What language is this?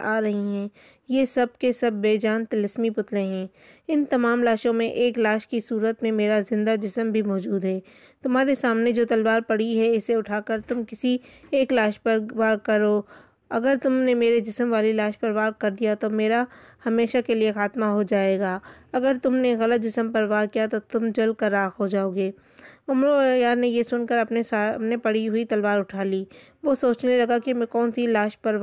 Urdu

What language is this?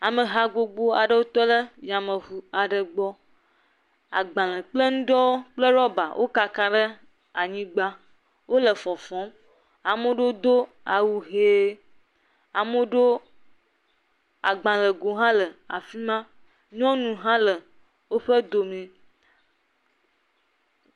Ewe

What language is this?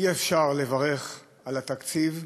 Hebrew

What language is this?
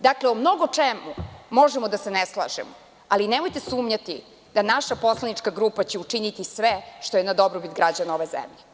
Serbian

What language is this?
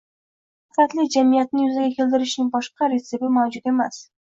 Uzbek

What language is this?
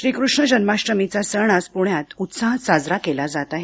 Marathi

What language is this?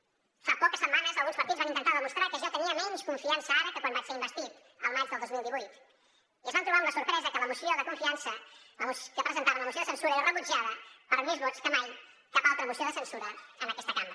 Catalan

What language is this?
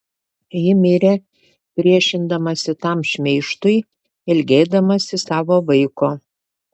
Lithuanian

